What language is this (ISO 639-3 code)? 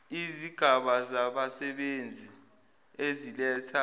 zul